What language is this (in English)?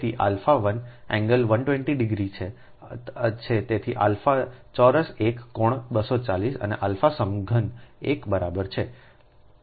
Gujarati